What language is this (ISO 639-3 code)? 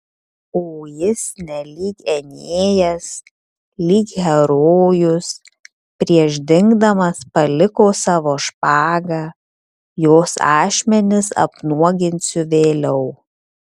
lit